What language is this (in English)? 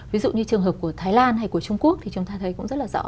Vietnamese